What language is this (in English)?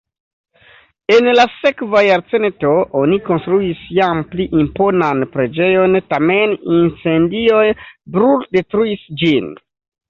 Esperanto